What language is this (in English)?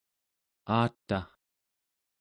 Central Yupik